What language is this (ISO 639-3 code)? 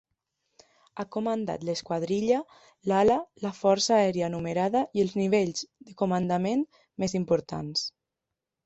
cat